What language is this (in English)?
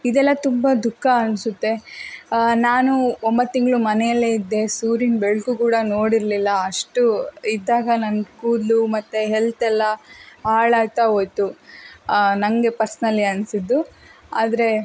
Kannada